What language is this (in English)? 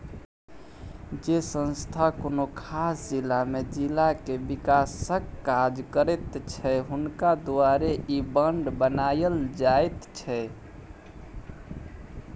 Maithili